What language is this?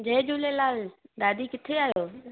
Sindhi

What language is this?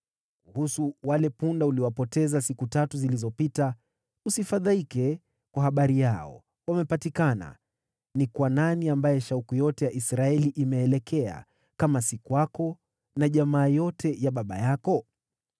Swahili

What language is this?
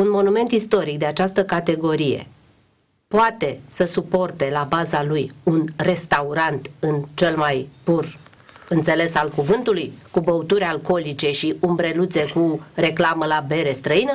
Romanian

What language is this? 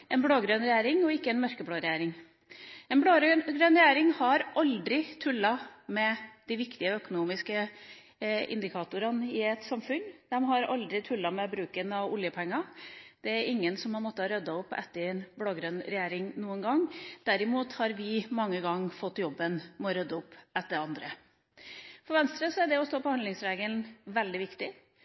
Norwegian Bokmål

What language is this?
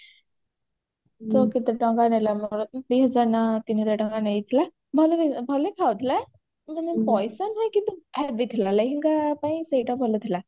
Odia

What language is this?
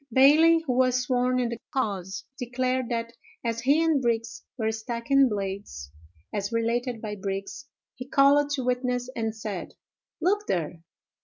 English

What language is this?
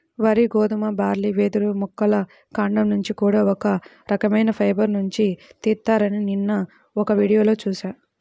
Telugu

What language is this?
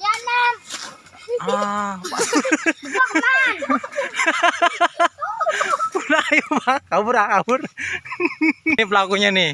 Indonesian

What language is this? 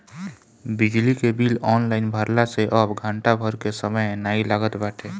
Bhojpuri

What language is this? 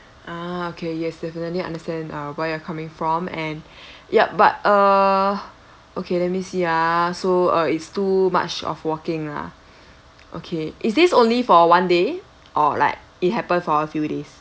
English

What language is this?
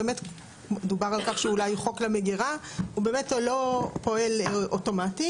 Hebrew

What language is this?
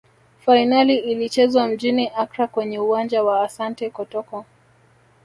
Swahili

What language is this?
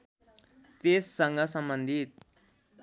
Nepali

